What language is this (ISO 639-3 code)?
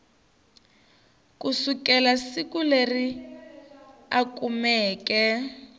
tso